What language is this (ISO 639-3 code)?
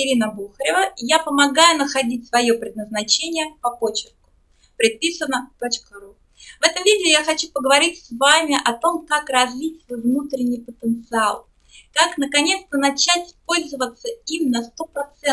rus